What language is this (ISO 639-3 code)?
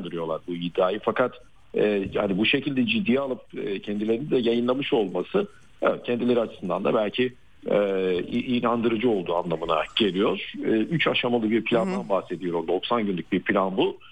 tur